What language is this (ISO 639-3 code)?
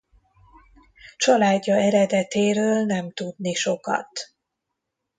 hun